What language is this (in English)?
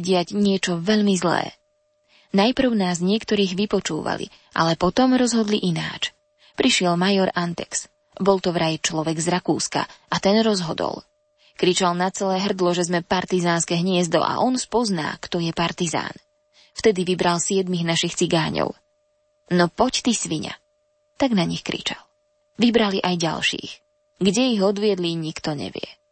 Slovak